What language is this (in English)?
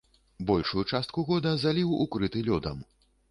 Belarusian